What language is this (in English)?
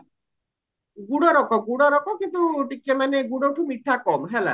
Odia